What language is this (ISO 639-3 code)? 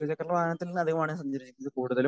mal